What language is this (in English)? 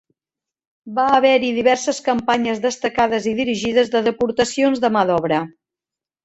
Catalan